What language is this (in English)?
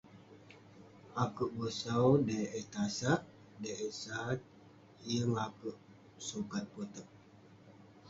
Western Penan